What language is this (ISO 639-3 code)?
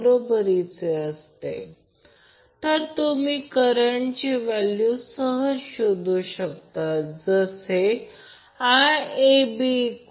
mar